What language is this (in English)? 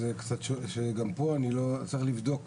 Hebrew